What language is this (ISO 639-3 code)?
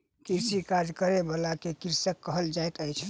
mai